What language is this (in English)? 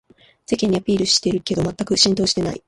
Japanese